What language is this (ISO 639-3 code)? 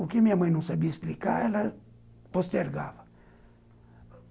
por